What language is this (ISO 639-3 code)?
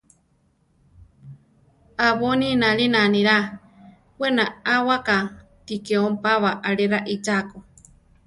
tar